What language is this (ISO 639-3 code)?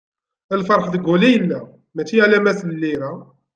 kab